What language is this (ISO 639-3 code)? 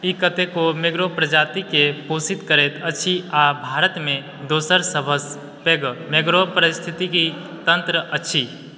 mai